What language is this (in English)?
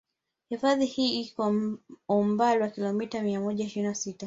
Swahili